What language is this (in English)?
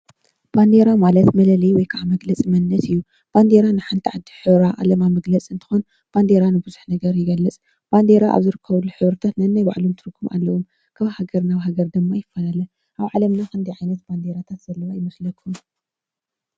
Tigrinya